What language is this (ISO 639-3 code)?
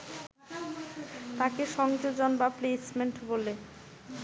ben